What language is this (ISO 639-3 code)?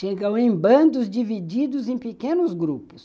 por